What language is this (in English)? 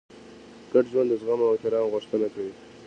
Pashto